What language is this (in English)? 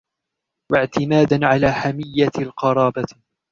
Arabic